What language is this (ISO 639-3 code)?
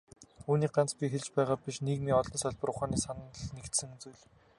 mon